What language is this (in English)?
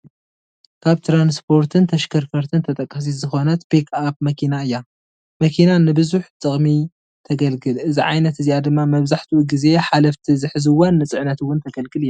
Tigrinya